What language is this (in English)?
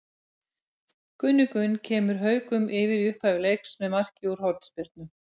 Icelandic